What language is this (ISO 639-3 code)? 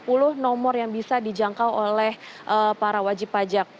ind